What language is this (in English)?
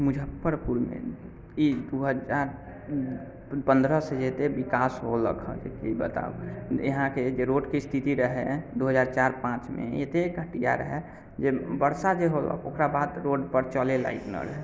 Maithili